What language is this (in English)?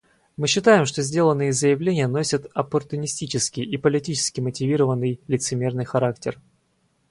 Russian